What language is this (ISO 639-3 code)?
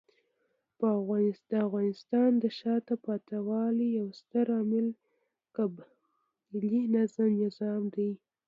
pus